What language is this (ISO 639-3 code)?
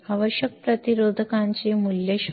mar